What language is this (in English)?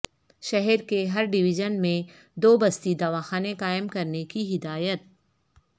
Urdu